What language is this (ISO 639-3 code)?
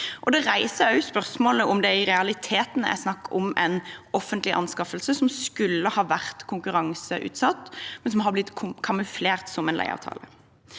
nor